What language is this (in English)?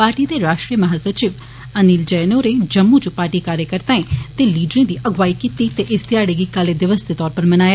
Dogri